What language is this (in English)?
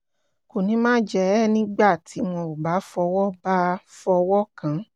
Yoruba